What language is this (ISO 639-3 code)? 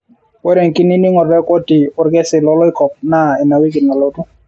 mas